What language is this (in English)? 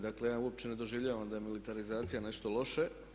Croatian